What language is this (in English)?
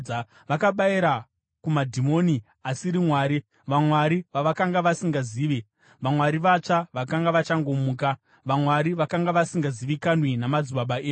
Shona